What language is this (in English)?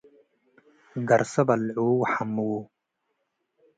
Tigre